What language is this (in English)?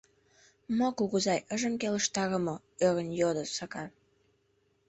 Mari